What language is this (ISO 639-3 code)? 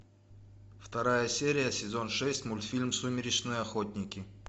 rus